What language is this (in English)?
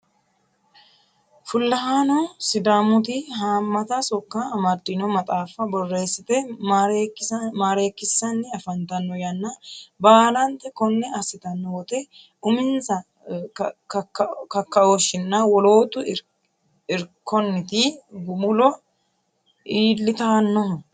Sidamo